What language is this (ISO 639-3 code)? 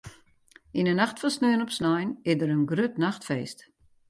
fry